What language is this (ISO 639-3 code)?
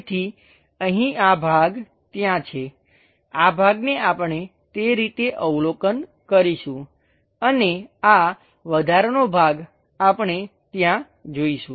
guj